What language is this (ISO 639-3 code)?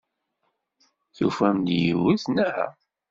kab